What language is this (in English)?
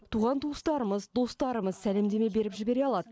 Kazakh